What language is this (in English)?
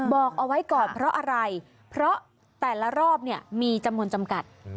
Thai